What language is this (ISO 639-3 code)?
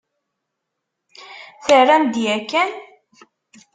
kab